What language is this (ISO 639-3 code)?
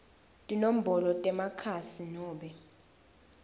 ssw